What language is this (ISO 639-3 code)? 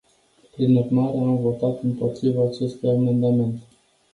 ron